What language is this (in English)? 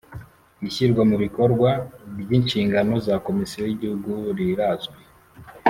Kinyarwanda